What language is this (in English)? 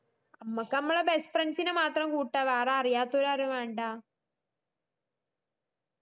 Malayalam